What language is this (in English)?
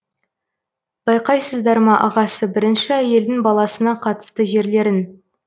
Kazakh